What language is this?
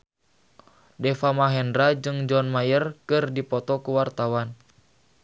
Sundanese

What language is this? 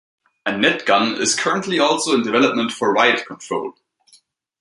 English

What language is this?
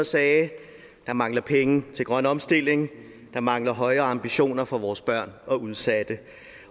Danish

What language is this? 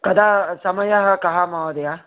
Sanskrit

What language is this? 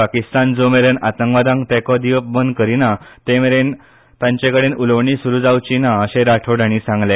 Konkani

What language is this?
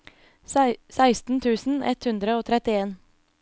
Norwegian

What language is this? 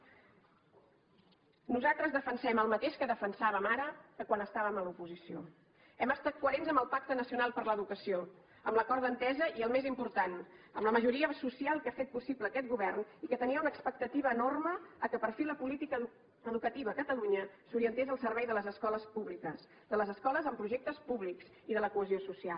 Catalan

